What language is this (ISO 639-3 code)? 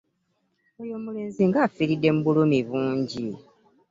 lug